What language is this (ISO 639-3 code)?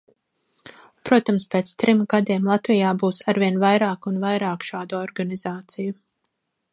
lav